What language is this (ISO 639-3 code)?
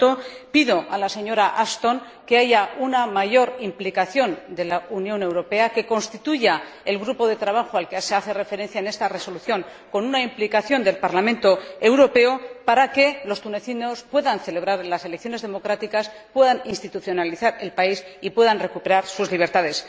spa